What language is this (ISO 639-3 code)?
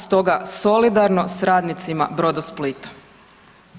hrv